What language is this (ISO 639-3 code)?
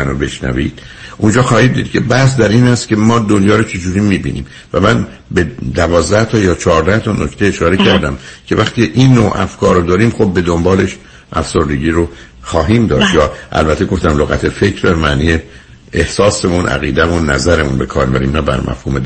fas